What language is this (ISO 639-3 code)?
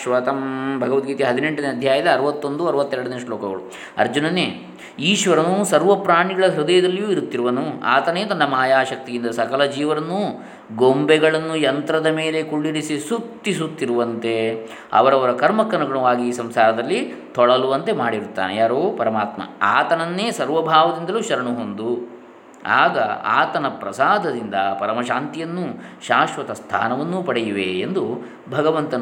kan